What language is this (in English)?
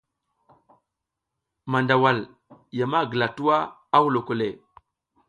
South Giziga